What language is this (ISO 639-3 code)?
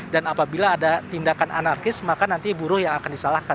ind